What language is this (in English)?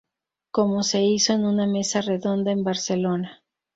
Spanish